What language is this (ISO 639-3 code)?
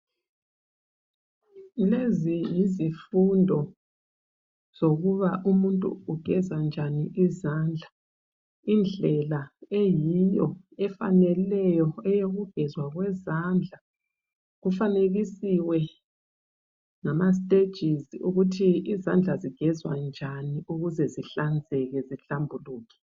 nde